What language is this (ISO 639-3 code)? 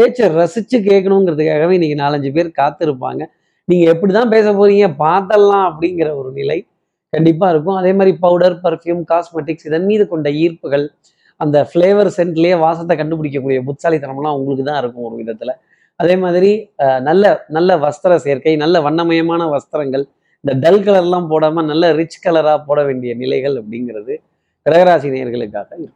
tam